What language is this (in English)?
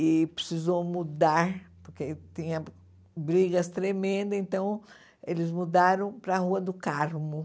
Portuguese